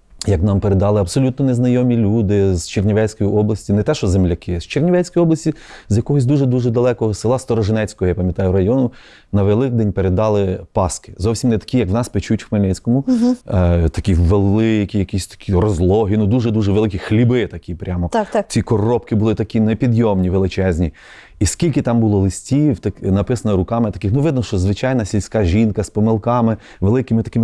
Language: Ukrainian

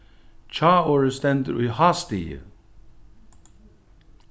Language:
Faroese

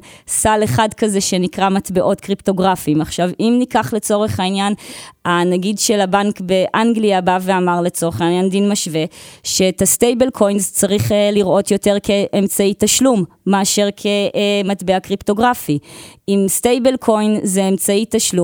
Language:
Hebrew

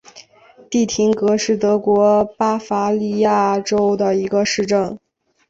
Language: Chinese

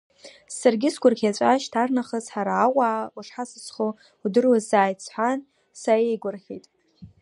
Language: Abkhazian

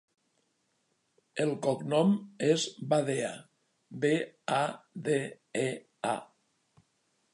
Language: Catalan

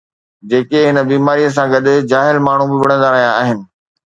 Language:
Sindhi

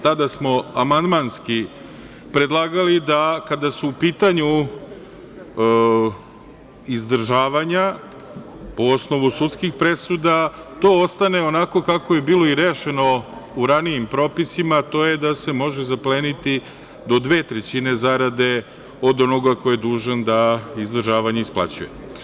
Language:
Serbian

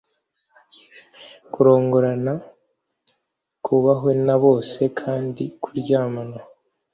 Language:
Kinyarwanda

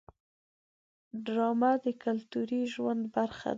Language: Pashto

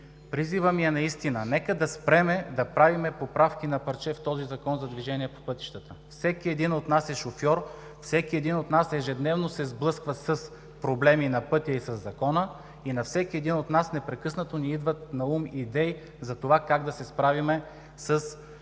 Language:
Bulgarian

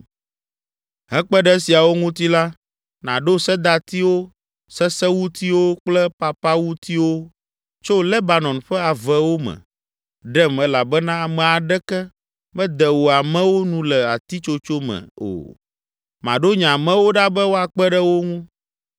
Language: Ewe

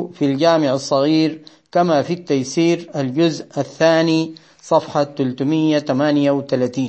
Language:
Arabic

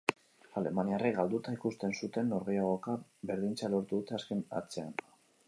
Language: Basque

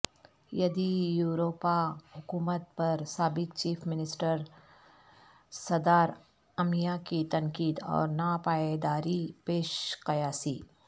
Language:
Urdu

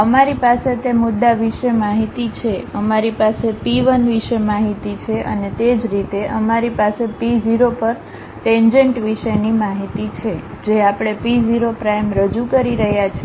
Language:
Gujarati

